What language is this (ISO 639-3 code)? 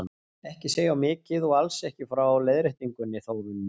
isl